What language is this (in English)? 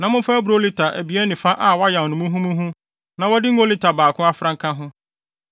Akan